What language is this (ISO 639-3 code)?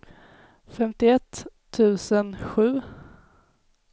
swe